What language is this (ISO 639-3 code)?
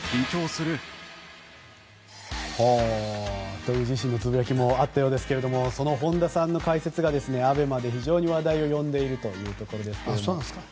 jpn